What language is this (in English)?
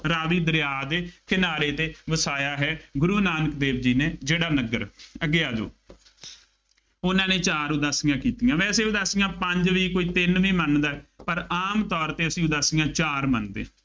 Punjabi